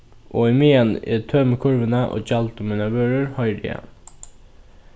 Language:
Faroese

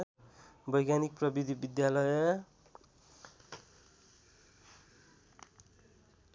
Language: Nepali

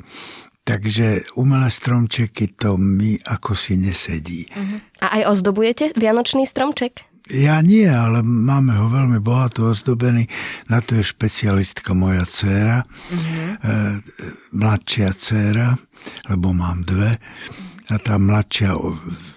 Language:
Slovak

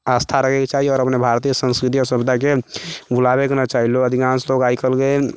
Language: Maithili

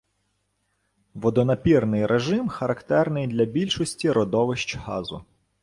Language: Ukrainian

